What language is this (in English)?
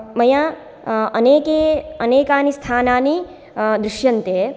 Sanskrit